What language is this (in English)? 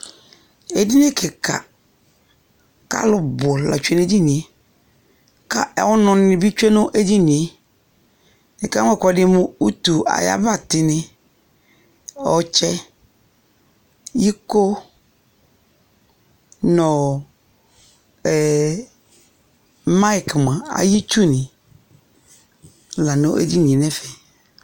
Ikposo